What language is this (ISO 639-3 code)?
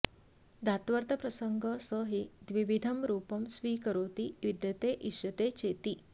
san